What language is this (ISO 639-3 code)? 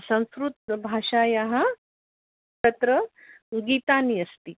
san